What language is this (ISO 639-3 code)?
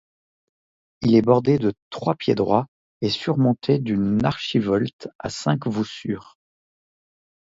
fra